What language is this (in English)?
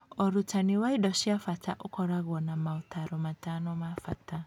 Kikuyu